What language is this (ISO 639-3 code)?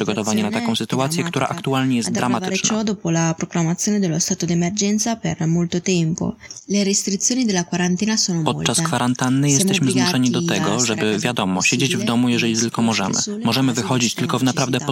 pol